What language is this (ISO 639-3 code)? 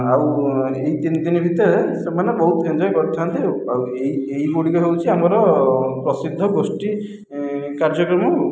ori